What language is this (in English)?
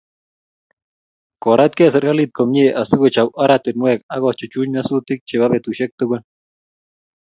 Kalenjin